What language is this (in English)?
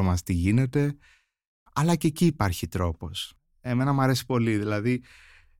Greek